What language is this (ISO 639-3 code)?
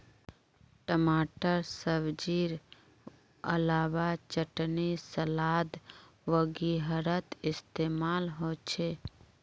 mag